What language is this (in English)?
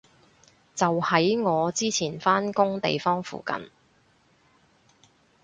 Cantonese